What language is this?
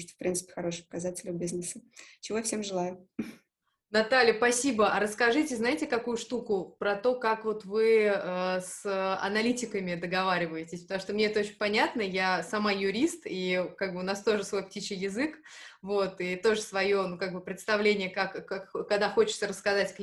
Russian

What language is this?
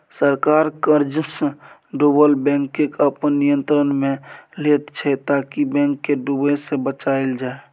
Maithili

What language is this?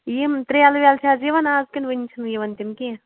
Kashmiri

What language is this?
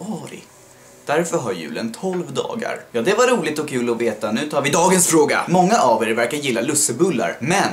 Swedish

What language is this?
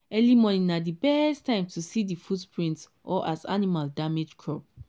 Nigerian Pidgin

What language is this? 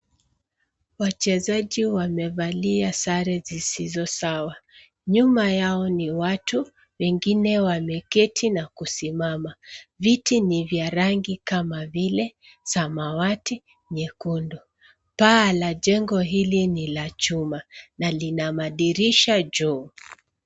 Swahili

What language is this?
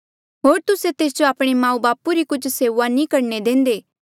Mandeali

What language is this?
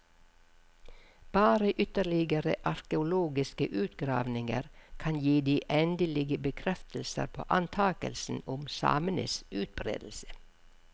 Norwegian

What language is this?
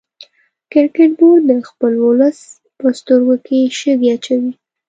Pashto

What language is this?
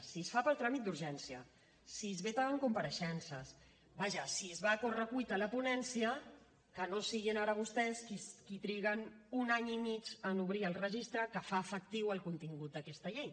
Catalan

